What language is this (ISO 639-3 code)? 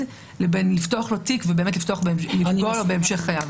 heb